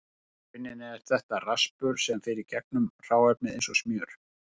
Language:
Icelandic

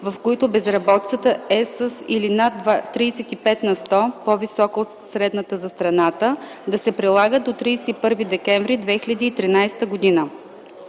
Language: Bulgarian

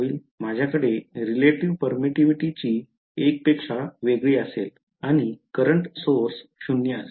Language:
Marathi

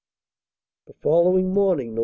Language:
English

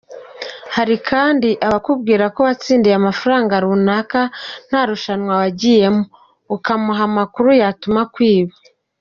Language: Kinyarwanda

